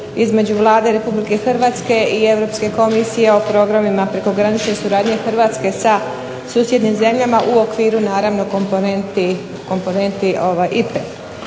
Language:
Croatian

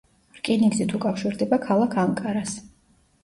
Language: Georgian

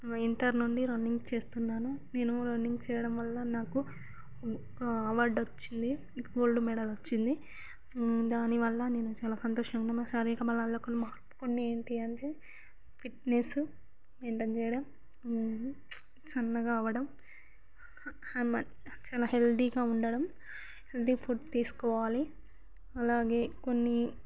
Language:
Telugu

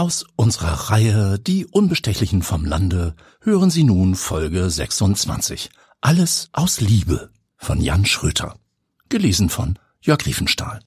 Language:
German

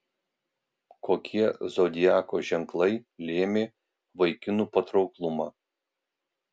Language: Lithuanian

